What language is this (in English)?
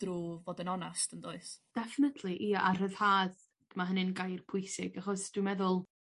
Welsh